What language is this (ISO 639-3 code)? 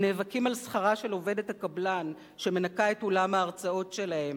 heb